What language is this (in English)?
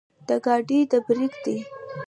Pashto